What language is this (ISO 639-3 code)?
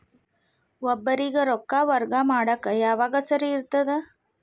kan